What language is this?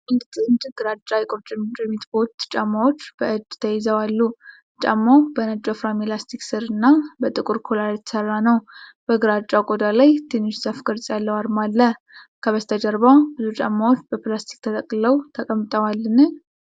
Amharic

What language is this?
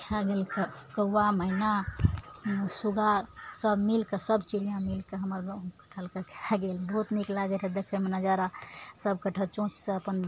Maithili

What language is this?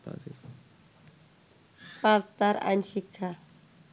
Bangla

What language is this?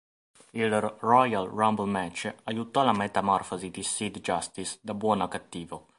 Italian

